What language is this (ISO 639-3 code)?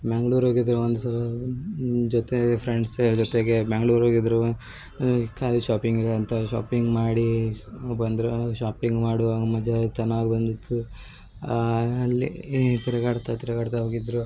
kan